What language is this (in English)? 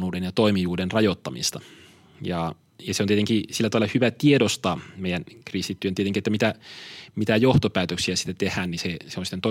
Finnish